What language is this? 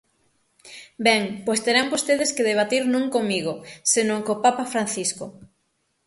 Galician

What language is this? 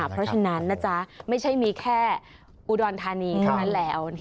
Thai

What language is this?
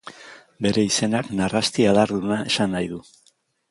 Basque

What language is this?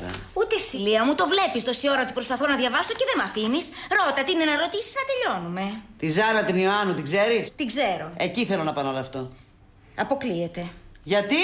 Greek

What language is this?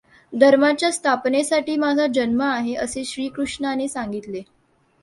Marathi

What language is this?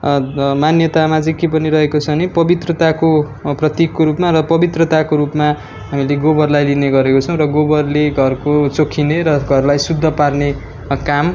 Nepali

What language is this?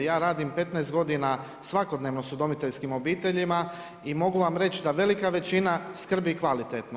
Croatian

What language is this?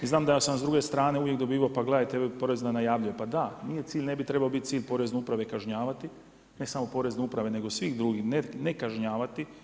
Croatian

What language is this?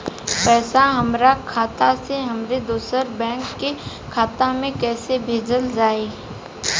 Bhojpuri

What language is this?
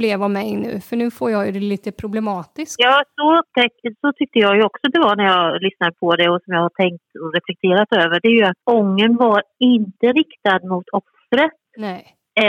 Swedish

